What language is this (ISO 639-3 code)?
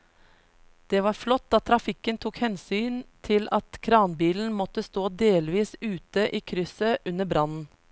nor